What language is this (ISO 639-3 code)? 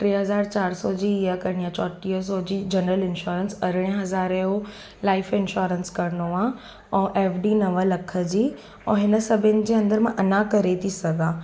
snd